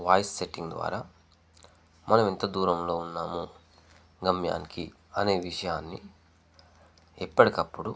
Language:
Telugu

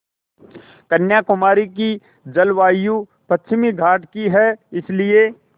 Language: Hindi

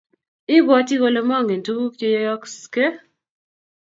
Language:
Kalenjin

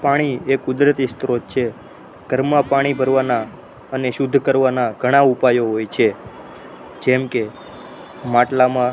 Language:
Gujarati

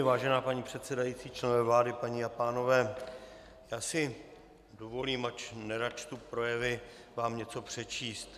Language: Czech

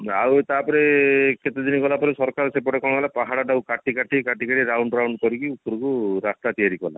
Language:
Odia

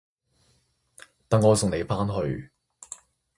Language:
Cantonese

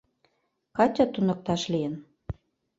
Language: Mari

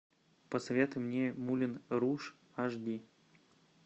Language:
Russian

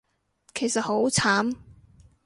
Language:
Cantonese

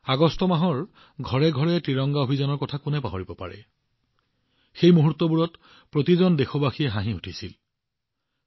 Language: Assamese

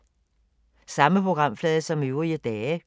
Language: Danish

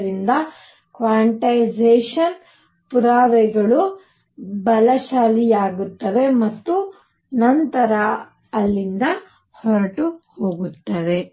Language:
Kannada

